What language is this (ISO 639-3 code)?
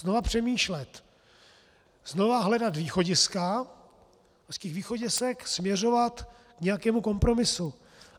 ces